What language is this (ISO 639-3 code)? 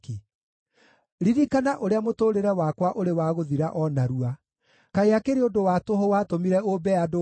kik